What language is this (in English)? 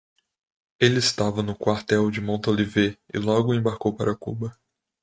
Portuguese